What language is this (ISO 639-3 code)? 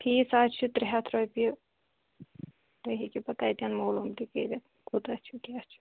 kas